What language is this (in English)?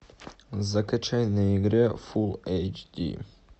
Russian